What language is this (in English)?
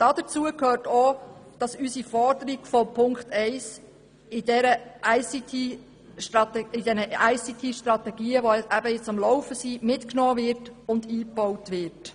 Swiss German